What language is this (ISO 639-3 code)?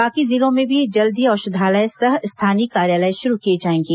hin